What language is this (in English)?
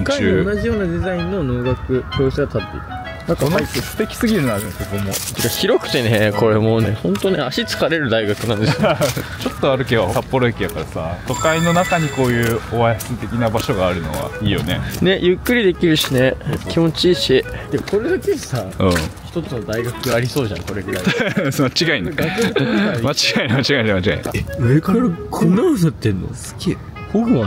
Japanese